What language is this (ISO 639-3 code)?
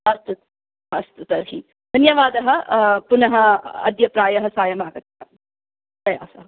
san